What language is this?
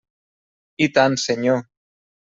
Catalan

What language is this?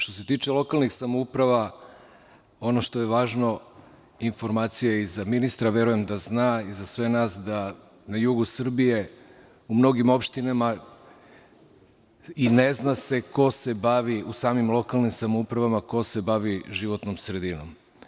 Serbian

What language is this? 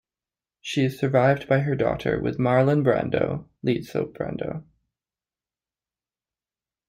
English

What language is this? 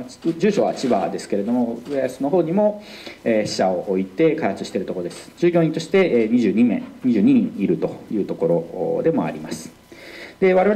Japanese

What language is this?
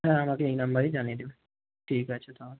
Bangla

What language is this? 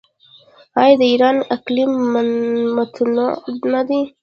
Pashto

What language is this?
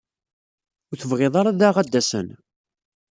Kabyle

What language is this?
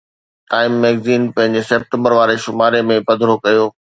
Sindhi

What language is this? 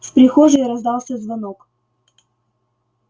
Russian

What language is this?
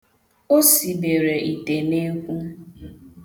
Igbo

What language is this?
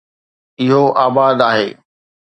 Sindhi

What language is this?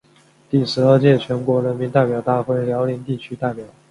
Chinese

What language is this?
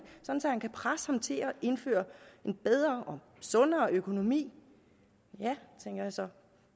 Danish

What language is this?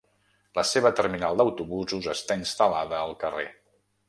Catalan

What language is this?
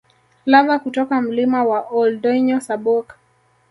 Swahili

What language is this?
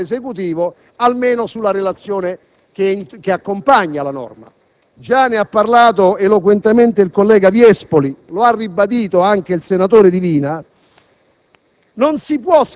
Italian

